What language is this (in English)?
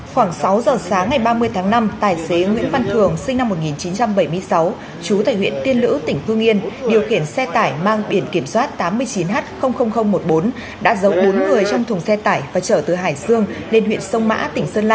Vietnamese